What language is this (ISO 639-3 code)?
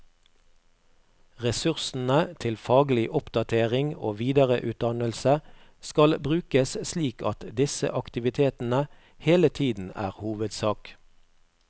nor